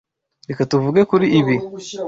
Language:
Kinyarwanda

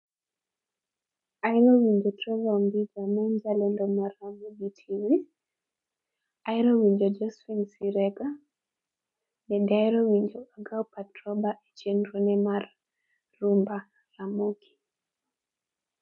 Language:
Luo (Kenya and Tanzania)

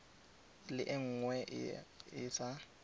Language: Tswana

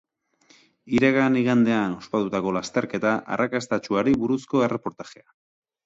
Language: Basque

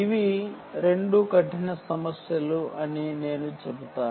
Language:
Telugu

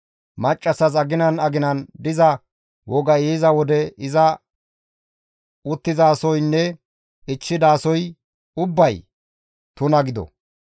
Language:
Gamo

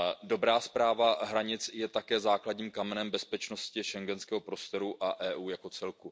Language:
Czech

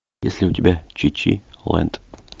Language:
Russian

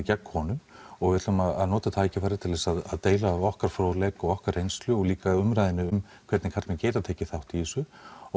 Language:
Icelandic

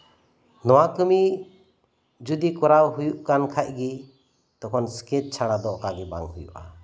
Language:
Santali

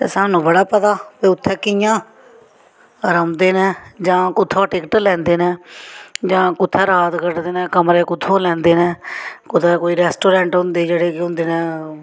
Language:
Dogri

